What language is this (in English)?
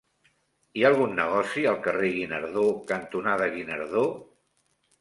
Catalan